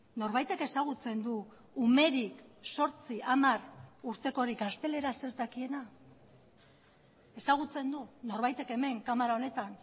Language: Basque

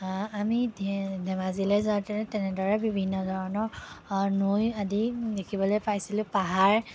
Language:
Assamese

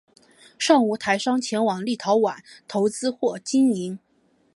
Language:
Chinese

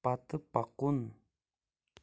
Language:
Kashmiri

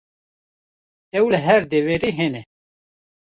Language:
Kurdish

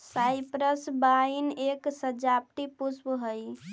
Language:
Magahi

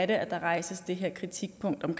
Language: Danish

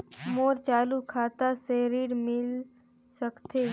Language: Chhattisgarhi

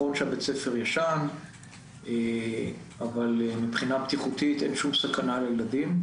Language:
Hebrew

